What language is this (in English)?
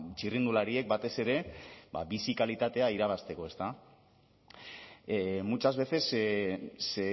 Basque